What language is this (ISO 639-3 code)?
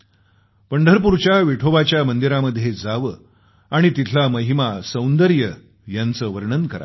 mar